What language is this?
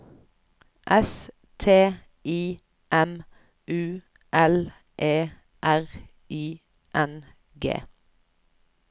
Norwegian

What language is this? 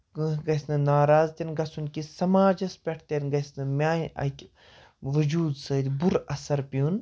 Kashmiri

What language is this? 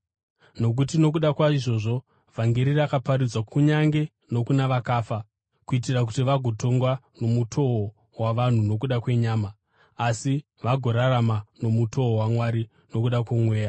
Shona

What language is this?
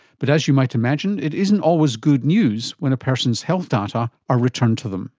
English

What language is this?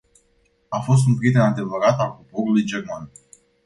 Romanian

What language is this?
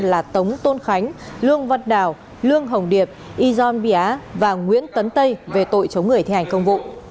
Vietnamese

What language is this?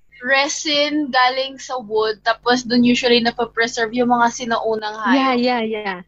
Filipino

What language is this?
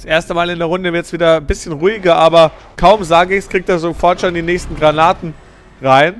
German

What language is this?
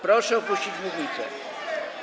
Polish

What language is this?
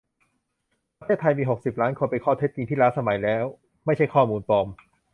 Thai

